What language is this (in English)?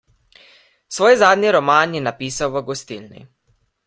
Slovenian